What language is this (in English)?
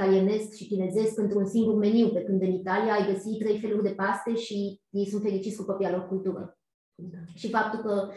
Romanian